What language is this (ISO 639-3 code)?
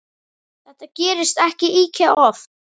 isl